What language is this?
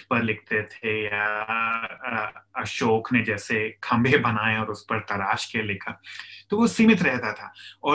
Hindi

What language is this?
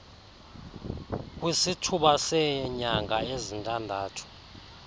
Xhosa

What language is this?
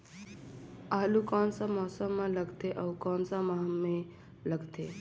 Chhattisgarhi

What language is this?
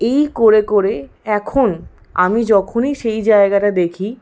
Bangla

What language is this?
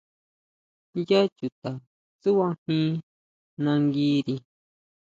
Huautla Mazatec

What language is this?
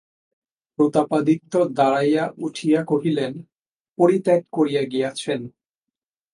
Bangla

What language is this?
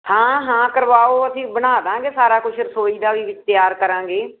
Punjabi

